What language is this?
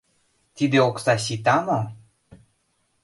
Mari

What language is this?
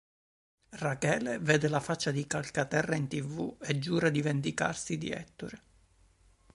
Italian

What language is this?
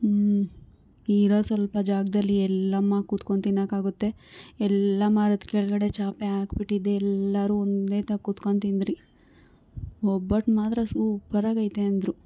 Kannada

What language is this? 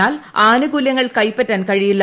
Malayalam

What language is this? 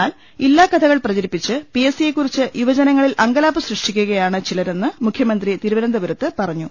Malayalam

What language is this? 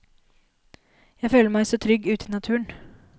Norwegian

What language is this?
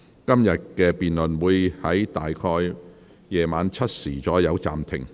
Cantonese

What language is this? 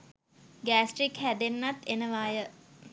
Sinhala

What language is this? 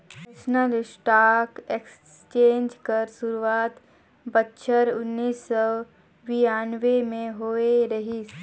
Chhattisgarhi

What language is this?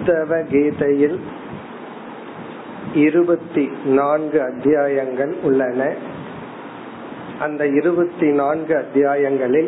Tamil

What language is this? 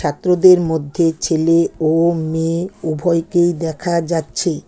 Bangla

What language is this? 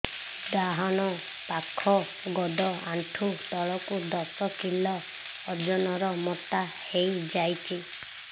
Odia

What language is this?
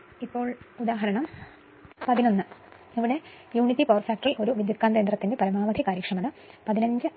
Malayalam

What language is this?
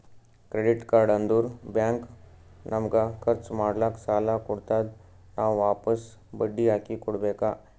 Kannada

